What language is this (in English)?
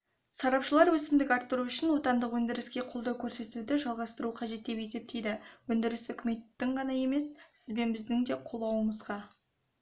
Kazakh